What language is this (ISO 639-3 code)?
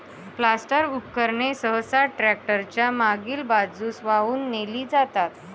mar